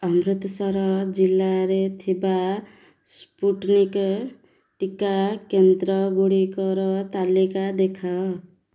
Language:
Odia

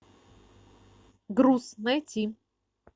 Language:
Russian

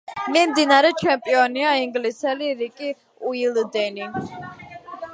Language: Georgian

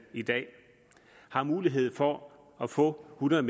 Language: Danish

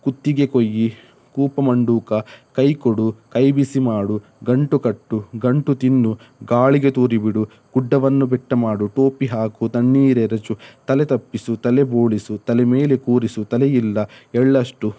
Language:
Kannada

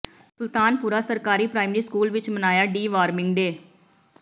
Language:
Punjabi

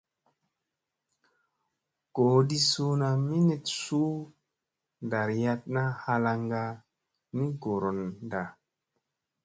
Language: Musey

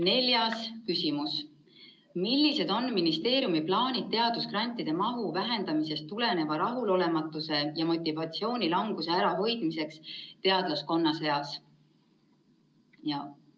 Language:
Estonian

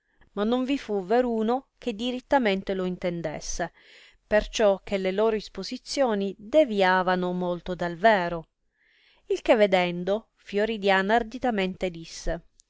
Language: Italian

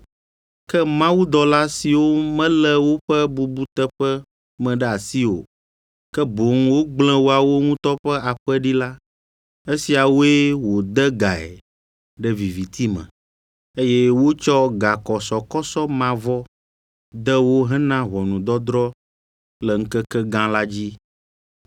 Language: Ewe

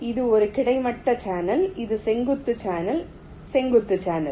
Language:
Tamil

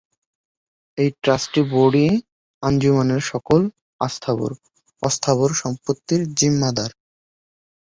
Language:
Bangla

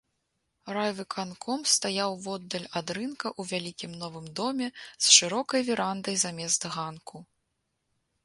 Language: Belarusian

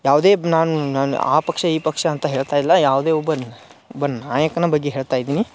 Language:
Kannada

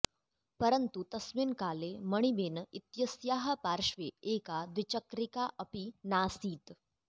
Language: Sanskrit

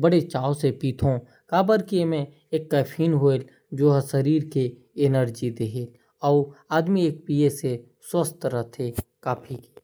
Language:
Korwa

